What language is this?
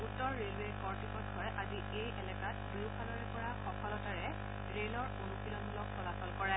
Assamese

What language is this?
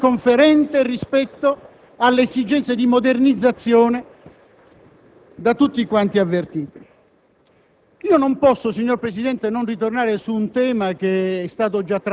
Italian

